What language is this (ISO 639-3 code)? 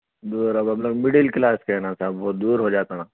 urd